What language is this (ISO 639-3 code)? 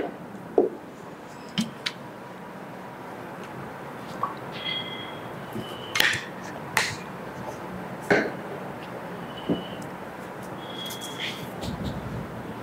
tam